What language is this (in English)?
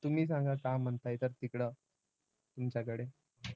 Marathi